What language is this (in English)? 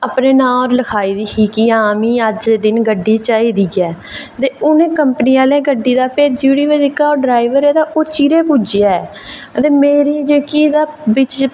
Dogri